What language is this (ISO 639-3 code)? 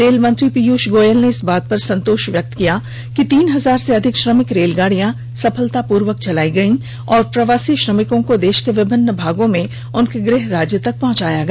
hin